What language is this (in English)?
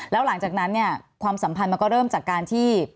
Thai